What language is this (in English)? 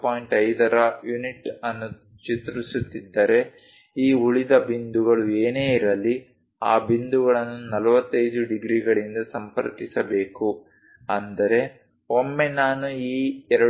Kannada